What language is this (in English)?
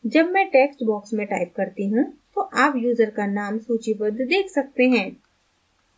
Hindi